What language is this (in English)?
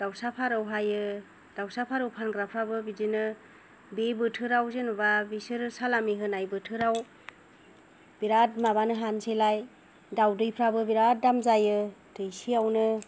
Bodo